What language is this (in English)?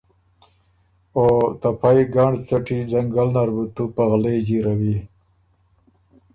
Ormuri